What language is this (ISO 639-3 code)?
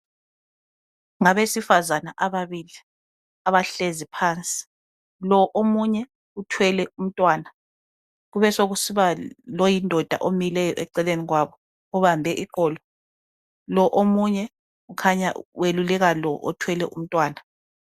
nde